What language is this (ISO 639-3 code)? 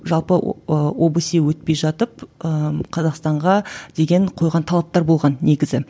kaz